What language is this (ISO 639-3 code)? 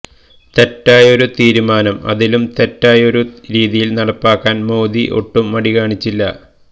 mal